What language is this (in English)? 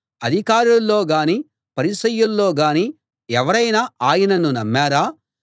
Telugu